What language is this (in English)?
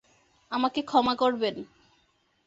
Bangla